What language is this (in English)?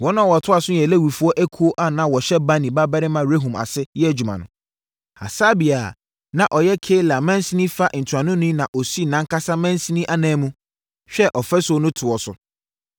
Akan